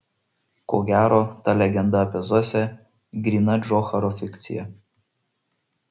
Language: Lithuanian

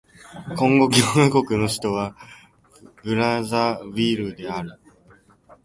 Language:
Japanese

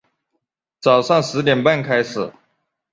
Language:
Chinese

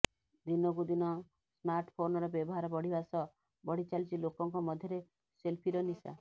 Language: Odia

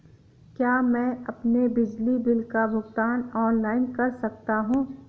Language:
Hindi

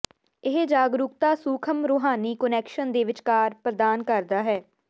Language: Punjabi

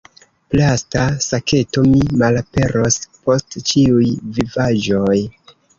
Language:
Esperanto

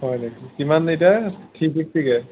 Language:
Assamese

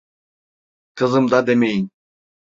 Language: Turkish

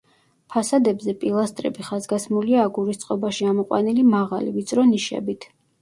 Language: Georgian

